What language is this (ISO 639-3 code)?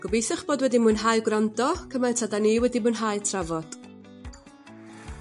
cym